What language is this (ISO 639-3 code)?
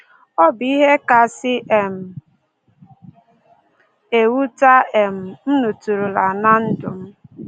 ibo